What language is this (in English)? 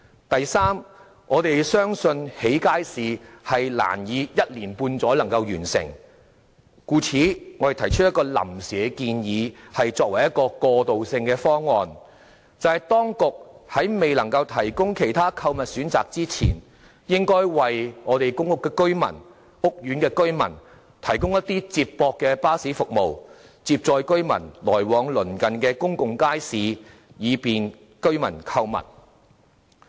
Cantonese